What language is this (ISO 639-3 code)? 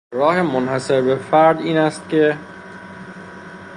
fas